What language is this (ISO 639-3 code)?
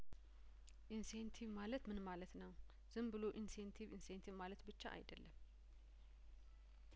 amh